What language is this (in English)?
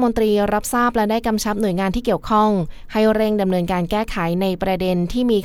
Thai